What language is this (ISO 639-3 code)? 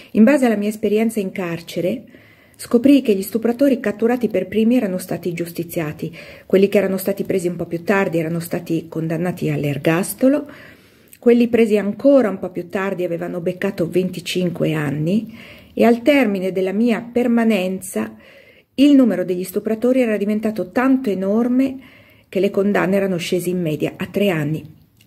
ita